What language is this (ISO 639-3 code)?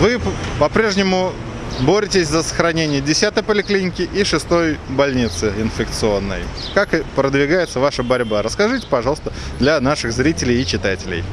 rus